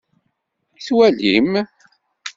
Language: Kabyle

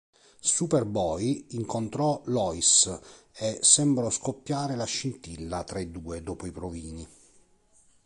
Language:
Italian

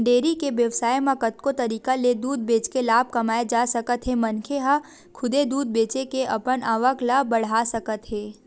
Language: Chhattisgarhi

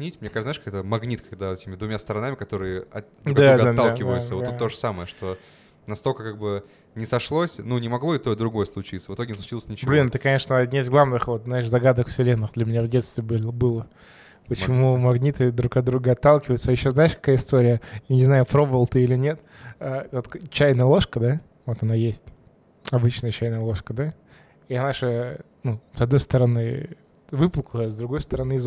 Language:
Russian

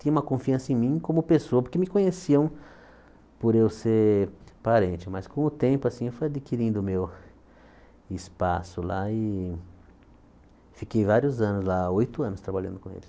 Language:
Portuguese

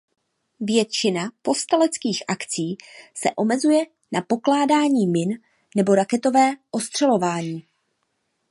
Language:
Czech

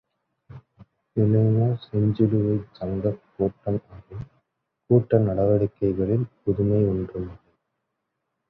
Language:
Tamil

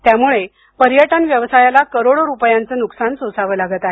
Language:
Marathi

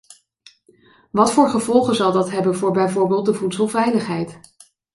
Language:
Dutch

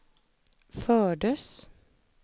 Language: Swedish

